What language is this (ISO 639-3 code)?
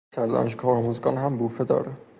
fas